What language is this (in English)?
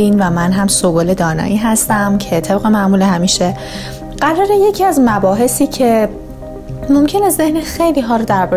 Persian